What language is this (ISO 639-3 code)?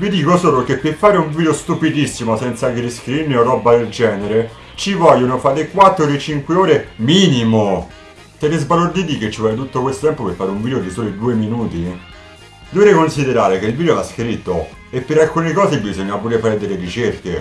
ita